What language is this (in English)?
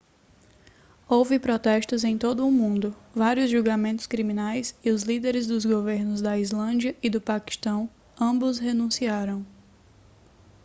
Portuguese